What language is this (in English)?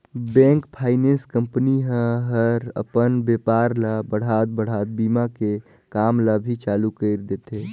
Chhattisgarhi